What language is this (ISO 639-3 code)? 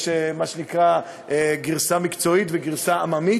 heb